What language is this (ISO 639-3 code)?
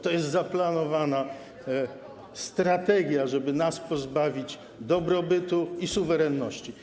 pol